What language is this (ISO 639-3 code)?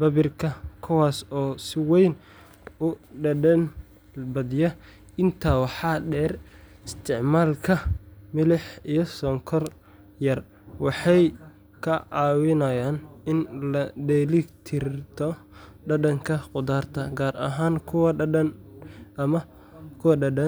som